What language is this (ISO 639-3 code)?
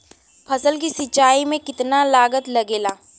bho